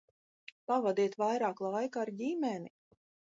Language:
Latvian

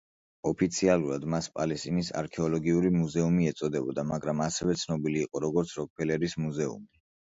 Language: Georgian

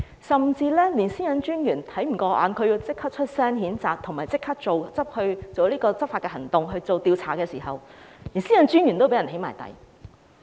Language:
Cantonese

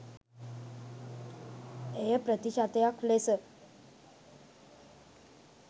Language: Sinhala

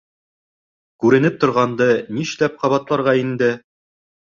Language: Bashkir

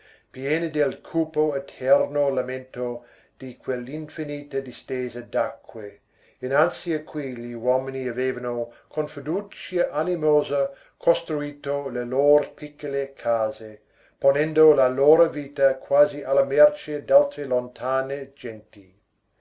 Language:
Italian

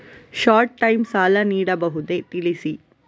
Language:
Kannada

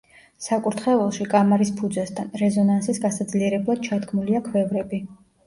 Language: Georgian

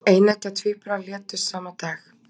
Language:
Icelandic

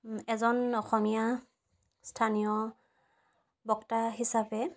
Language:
Assamese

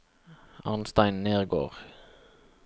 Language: Norwegian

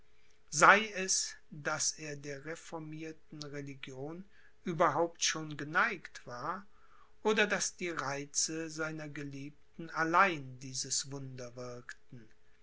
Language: German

